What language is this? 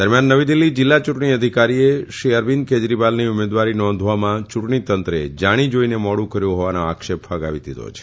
Gujarati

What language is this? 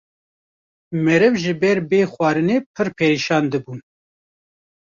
Kurdish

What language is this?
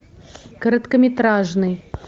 Russian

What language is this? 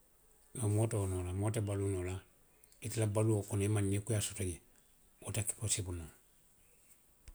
Western Maninkakan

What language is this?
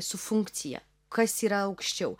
Lithuanian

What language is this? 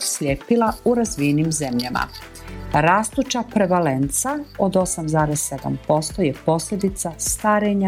Croatian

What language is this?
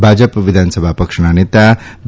Gujarati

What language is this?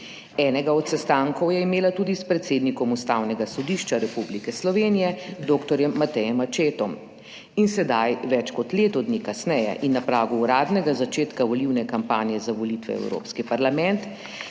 Slovenian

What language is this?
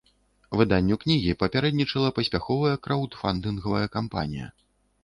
Belarusian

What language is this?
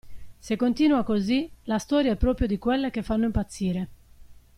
Italian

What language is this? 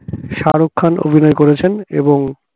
Bangla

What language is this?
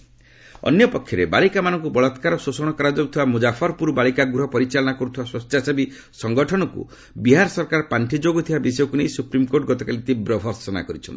Odia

